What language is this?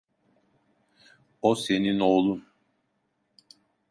Turkish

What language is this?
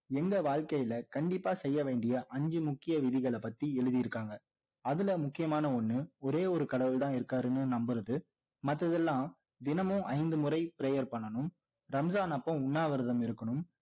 Tamil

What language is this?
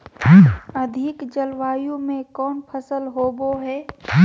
Magahi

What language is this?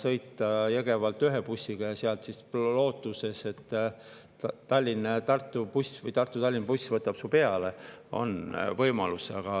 Estonian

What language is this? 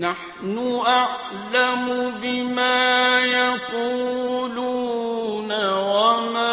Arabic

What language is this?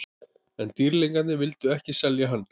Icelandic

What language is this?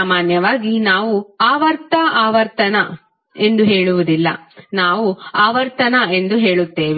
Kannada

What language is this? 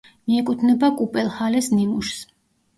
Georgian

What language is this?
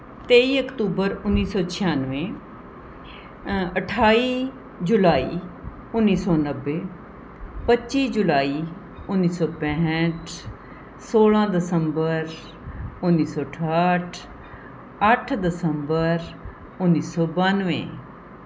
Punjabi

